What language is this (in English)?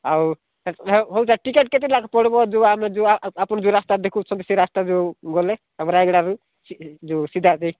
Odia